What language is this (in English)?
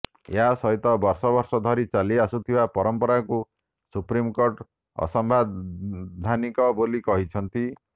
Odia